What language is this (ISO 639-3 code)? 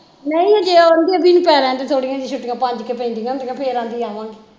pan